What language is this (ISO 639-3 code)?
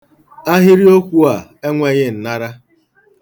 ibo